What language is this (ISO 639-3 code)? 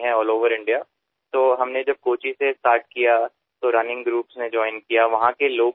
mar